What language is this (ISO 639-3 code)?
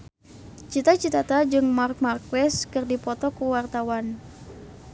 sun